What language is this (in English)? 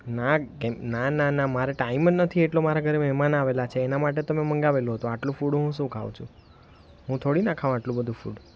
Gujarati